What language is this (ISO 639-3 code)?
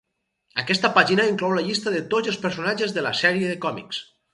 cat